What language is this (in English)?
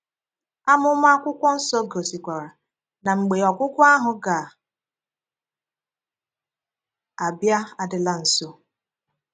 Igbo